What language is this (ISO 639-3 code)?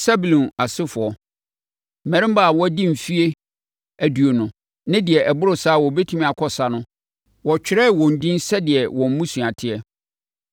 aka